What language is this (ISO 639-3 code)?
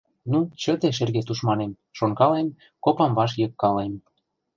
chm